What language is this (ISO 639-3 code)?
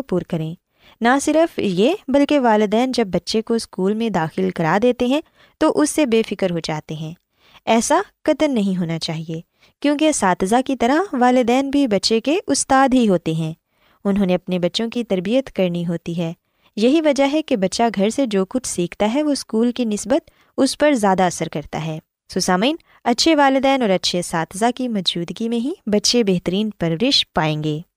urd